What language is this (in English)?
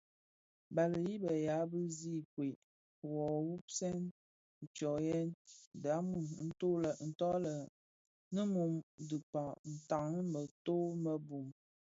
Bafia